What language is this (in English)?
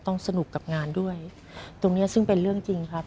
Thai